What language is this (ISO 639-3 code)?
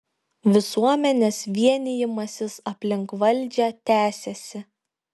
lit